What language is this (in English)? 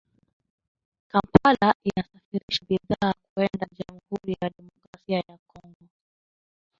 Swahili